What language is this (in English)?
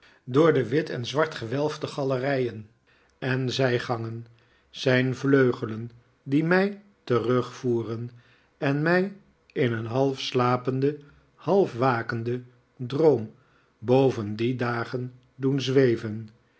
Dutch